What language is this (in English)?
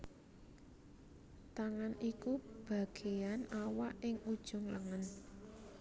Javanese